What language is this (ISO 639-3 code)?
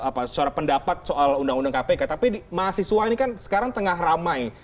ind